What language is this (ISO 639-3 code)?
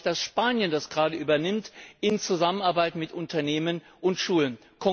deu